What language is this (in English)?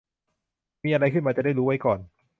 Thai